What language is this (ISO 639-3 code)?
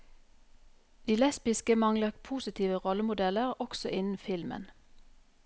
nor